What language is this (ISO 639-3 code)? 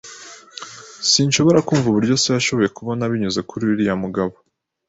kin